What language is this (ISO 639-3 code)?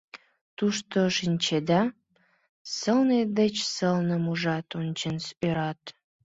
chm